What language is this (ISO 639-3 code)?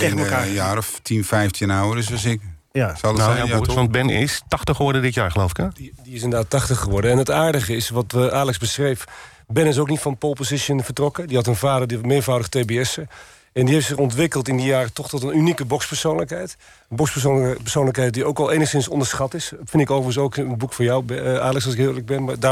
nld